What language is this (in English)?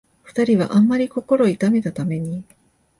Japanese